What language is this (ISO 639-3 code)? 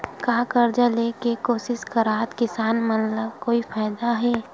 hne